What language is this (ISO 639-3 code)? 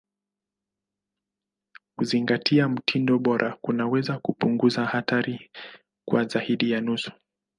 swa